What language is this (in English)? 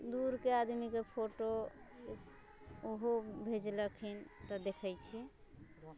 Maithili